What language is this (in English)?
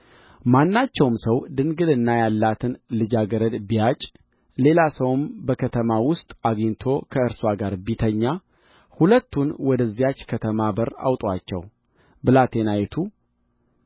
Amharic